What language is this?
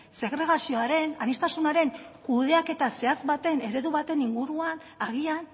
Basque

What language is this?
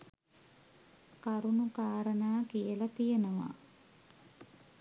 Sinhala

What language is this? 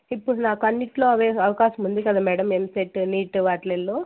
Telugu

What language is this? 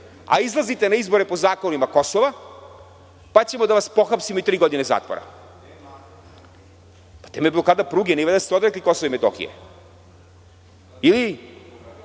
Serbian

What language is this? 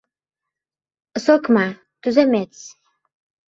Uzbek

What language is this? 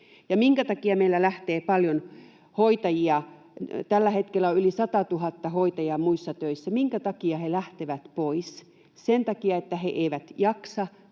Finnish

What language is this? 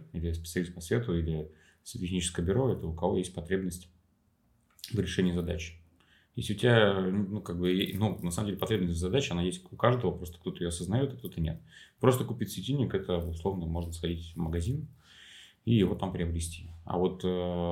Russian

